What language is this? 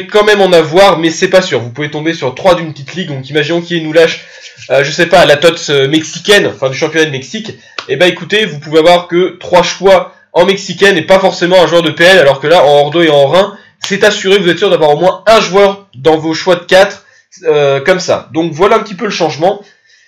French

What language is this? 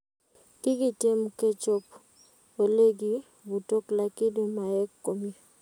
Kalenjin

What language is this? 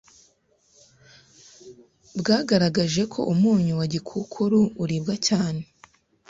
Kinyarwanda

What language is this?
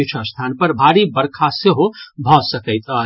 Maithili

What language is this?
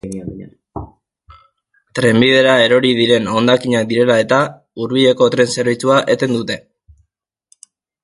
Basque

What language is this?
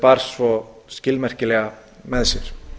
Icelandic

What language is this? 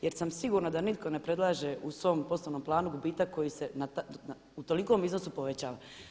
Croatian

